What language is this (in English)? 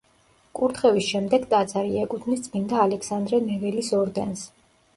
Georgian